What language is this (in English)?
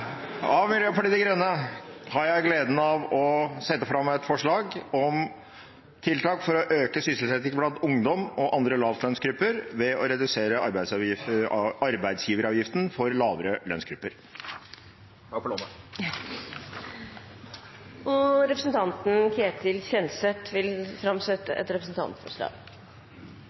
Norwegian